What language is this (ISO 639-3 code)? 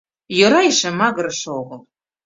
chm